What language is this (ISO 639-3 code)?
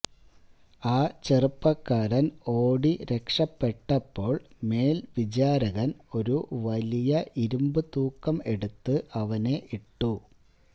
mal